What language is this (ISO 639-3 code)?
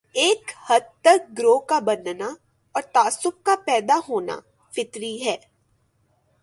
urd